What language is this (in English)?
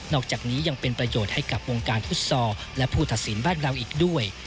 Thai